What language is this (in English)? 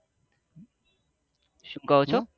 Gujarati